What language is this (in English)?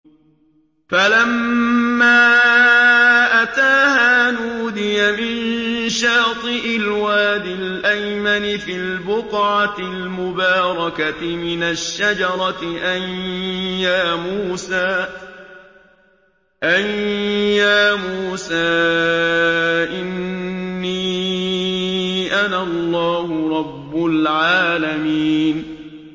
Arabic